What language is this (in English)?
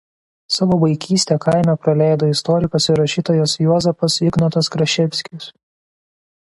Lithuanian